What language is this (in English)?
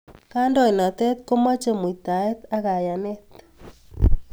Kalenjin